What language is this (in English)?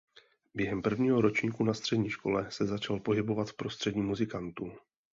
Czech